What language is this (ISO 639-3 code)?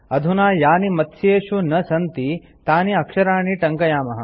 san